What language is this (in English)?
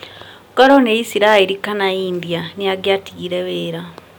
Kikuyu